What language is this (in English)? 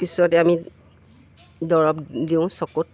Assamese